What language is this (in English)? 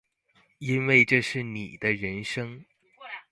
Chinese